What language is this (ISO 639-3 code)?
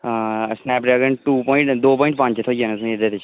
doi